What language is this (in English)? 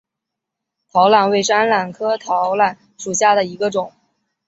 Chinese